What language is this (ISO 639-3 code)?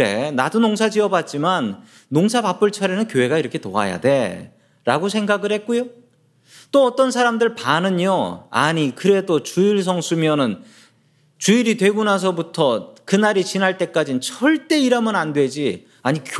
kor